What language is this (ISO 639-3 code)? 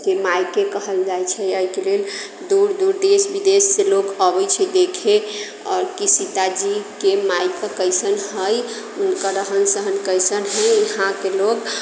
mai